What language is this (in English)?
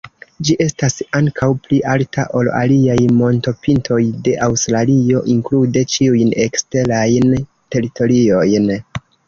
Esperanto